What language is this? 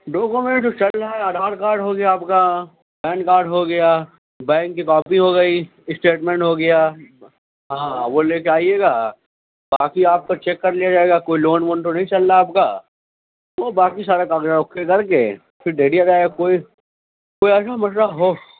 Urdu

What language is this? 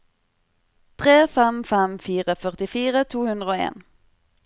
Norwegian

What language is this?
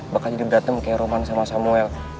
Indonesian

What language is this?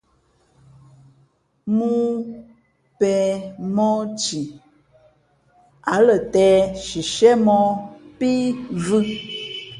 Fe'fe'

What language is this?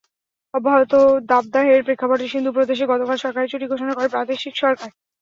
Bangla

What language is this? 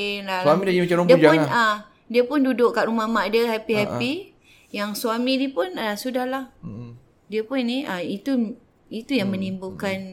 Malay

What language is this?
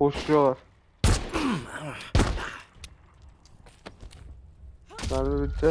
Turkish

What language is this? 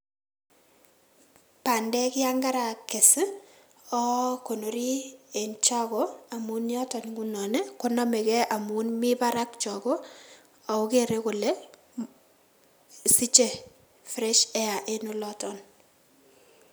Kalenjin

